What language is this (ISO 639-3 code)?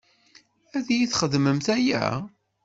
kab